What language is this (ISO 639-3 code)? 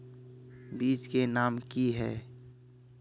mag